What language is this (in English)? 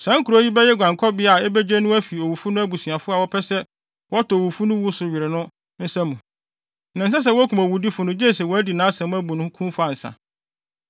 Akan